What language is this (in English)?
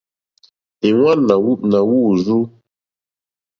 Mokpwe